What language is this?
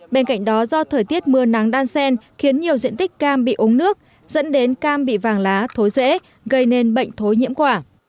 Vietnamese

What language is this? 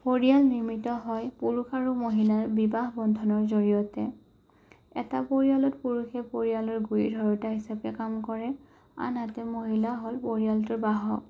Assamese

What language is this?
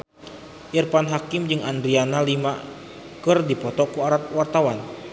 Sundanese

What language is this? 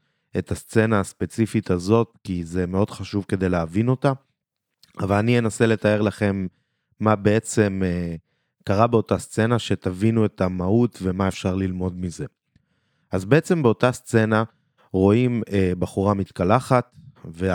Hebrew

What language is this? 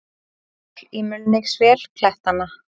Icelandic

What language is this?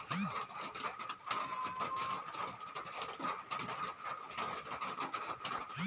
Magahi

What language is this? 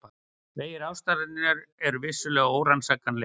Icelandic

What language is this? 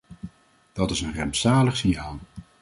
Dutch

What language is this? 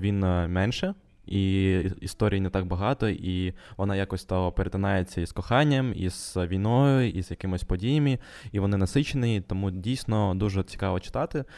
Ukrainian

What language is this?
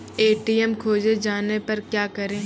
Maithili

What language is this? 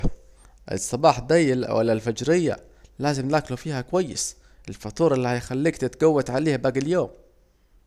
Saidi Arabic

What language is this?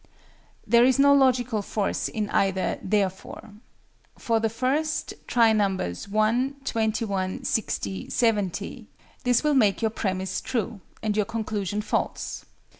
English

